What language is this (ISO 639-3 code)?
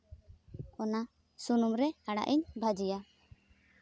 sat